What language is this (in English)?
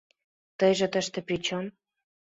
Mari